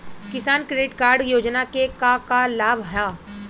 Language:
Bhojpuri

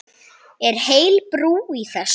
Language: Icelandic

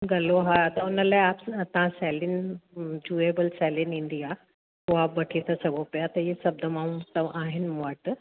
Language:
Sindhi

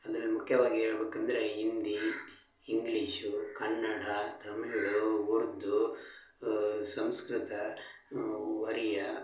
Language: Kannada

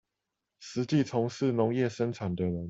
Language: Chinese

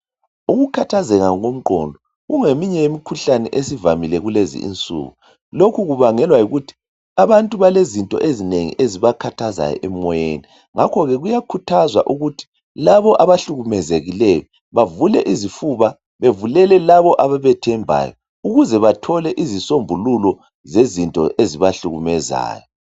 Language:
North Ndebele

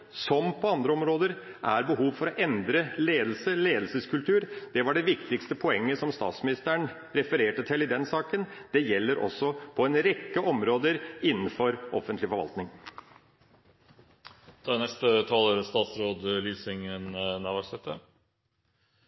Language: Norwegian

